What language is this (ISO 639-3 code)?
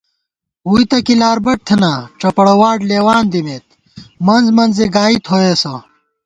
gwt